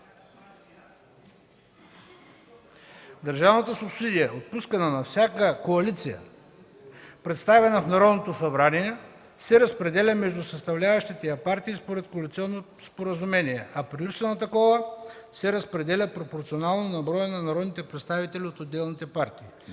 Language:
Bulgarian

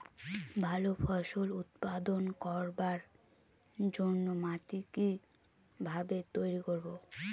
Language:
Bangla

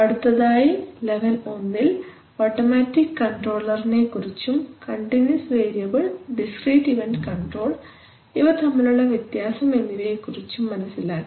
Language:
Malayalam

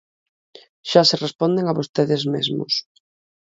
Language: Galician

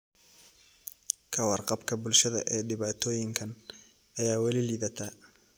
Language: Somali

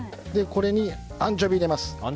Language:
Japanese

